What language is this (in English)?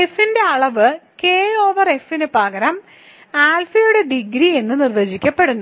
Malayalam